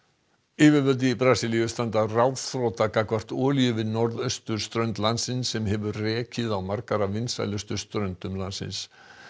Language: Icelandic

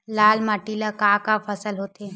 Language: Chhattisgarhi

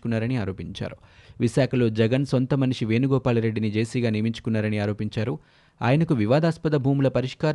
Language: Telugu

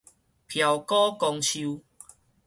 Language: Min Nan Chinese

